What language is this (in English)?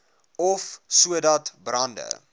Afrikaans